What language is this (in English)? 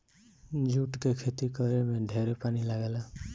Bhojpuri